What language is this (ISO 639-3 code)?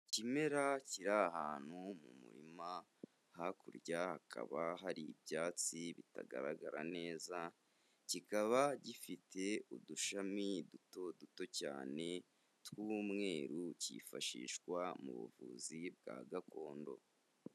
kin